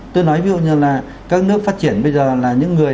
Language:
Vietnamese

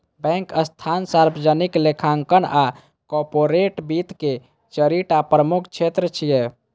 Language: Maithili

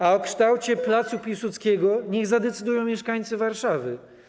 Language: Polish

